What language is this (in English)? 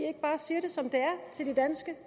Danish